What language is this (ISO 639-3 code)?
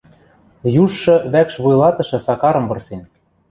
mrj